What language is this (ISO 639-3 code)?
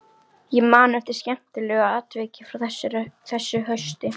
isl